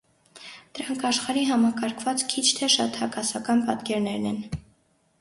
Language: Armenian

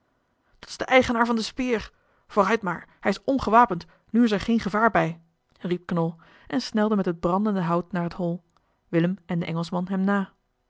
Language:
Dutch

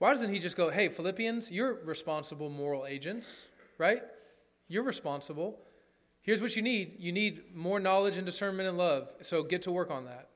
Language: English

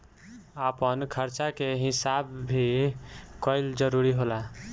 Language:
Bhojpuri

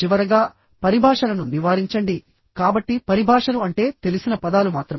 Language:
Telugu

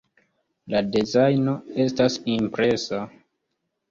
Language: Esperanto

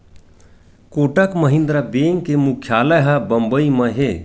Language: Chhattisgarhi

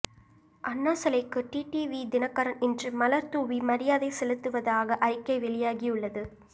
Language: Tamil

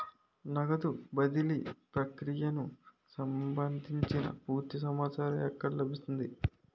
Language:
Telugu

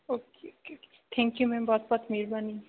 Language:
Punjabi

